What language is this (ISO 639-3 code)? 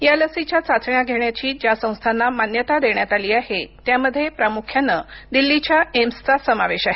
mar